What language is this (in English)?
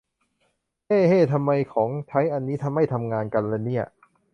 Thai